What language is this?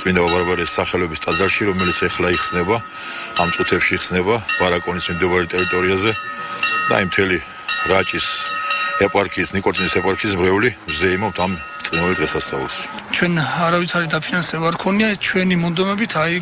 Romanian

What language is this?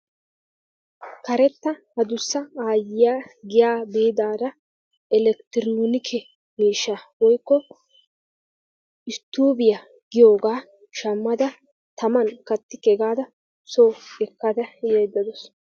Wolaytta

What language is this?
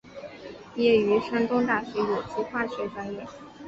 Chinese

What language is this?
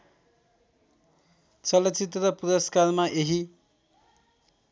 Nepali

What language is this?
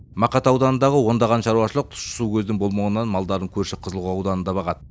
Kazakh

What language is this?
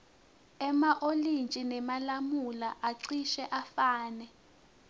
Swati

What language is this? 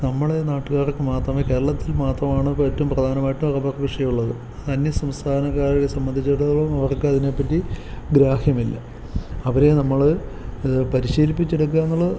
Malayalam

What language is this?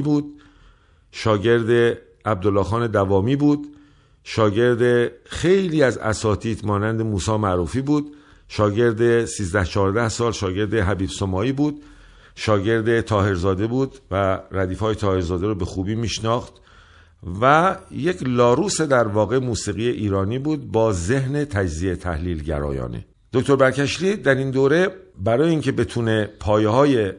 Persian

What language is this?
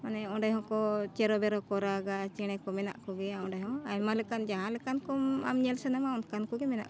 Santali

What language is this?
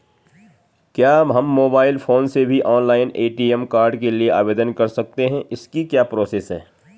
Hindi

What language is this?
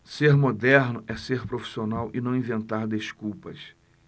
Portuguese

